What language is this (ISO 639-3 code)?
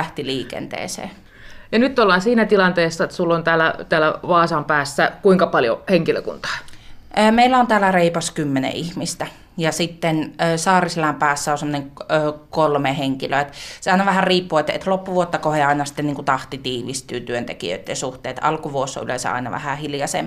fin